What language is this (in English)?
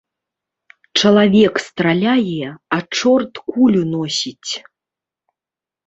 Belarusian